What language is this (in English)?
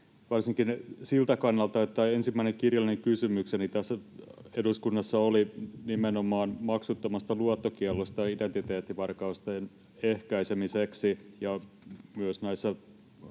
Finnish